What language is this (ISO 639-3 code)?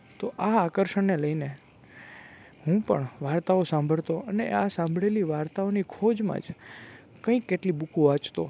guj